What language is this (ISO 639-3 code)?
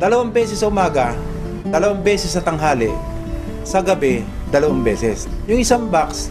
fil